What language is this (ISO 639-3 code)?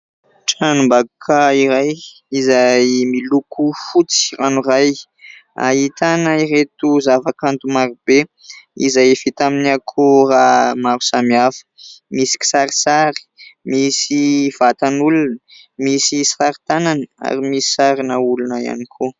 mlg